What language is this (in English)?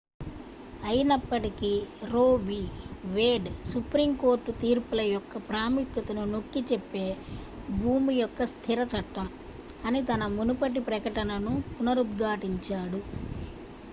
Telugu